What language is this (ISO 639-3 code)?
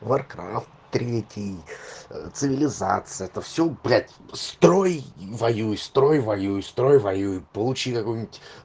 rus